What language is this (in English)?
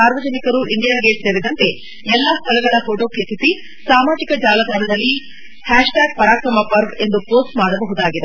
Kannada